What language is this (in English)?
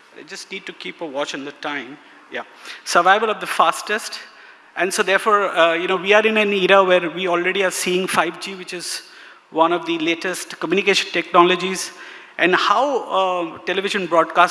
English